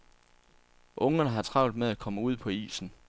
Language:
Danish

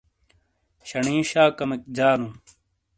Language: Shina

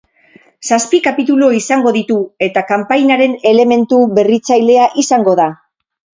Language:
Basque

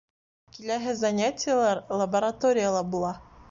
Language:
Bashkir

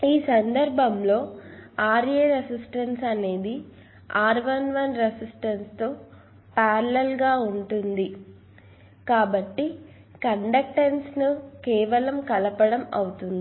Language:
Telugu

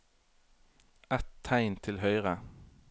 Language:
Norwegian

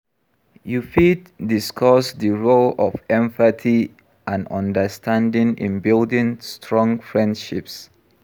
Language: Nigerian Pidgin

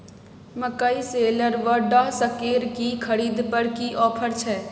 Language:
Maithili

